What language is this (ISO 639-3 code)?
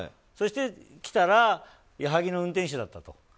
jpn